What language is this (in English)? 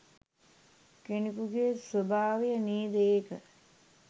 Sinhala